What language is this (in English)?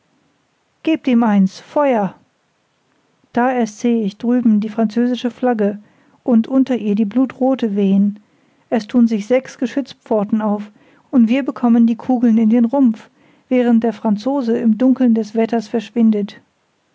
German